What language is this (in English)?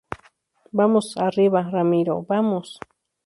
Spanish